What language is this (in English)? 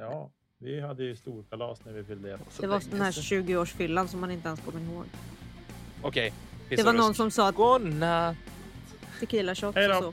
Swedish